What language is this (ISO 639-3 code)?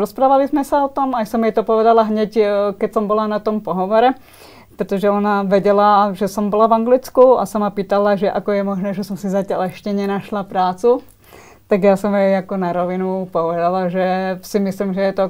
ces